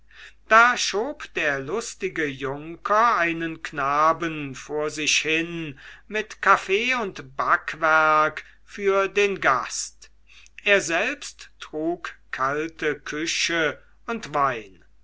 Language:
German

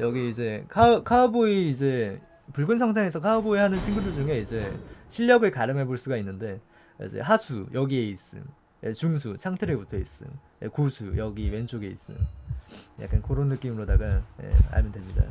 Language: Korean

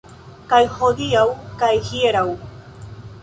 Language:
Esperanto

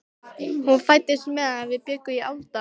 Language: Icelandic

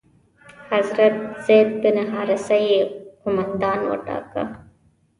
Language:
Pashto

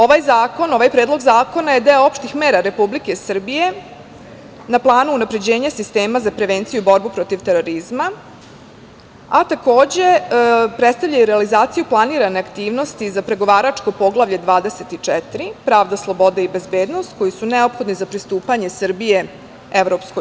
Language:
Serbian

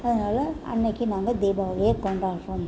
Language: Tamil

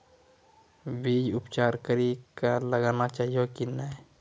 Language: Maithili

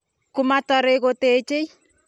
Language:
Kalenjin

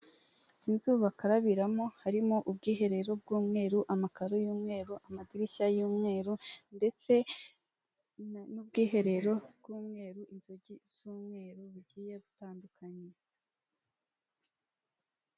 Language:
Kinyarwanda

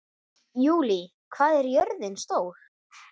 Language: Icelandic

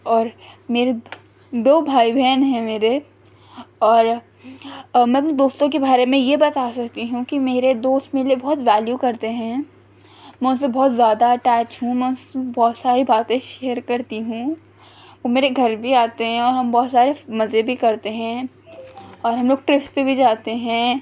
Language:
Urdu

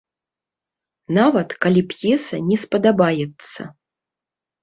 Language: Belarusian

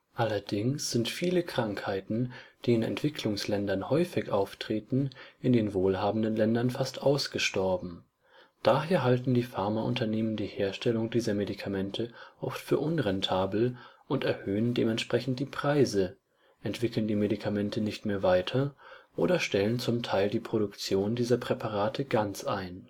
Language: German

